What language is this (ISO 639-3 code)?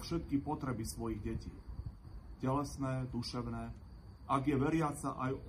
slk